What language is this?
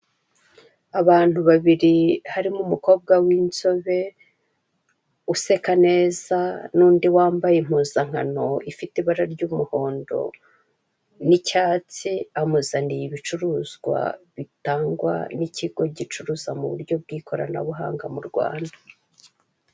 Kinyarwanda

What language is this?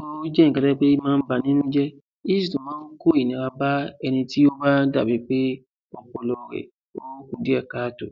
Yoruba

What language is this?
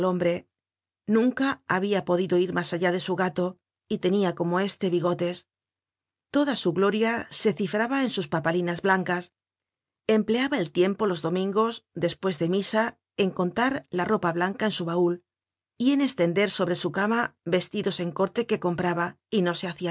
Spanish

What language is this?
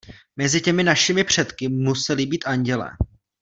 Czech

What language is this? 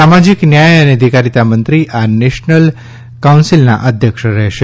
Gujarati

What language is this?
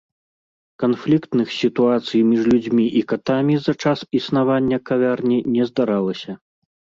Belarusian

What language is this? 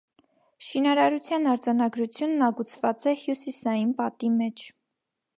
Armenian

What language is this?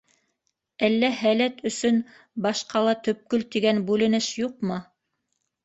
Bashkir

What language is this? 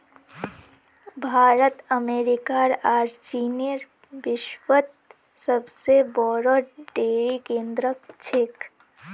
Magahi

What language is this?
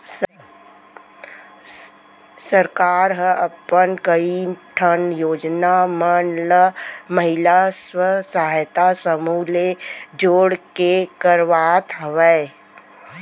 Chhattisgarhi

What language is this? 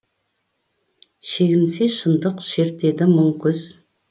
Kazakh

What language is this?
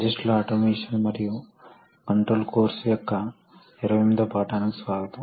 Telugu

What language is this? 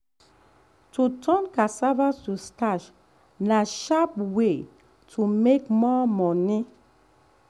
Nigerian Pidgin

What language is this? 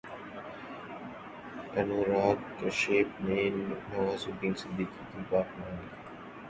Urdu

